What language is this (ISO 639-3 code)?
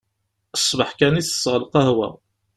kab